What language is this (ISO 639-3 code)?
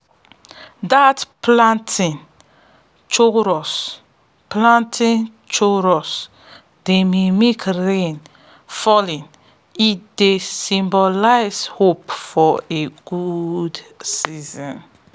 pcm